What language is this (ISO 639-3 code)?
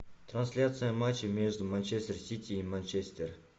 rus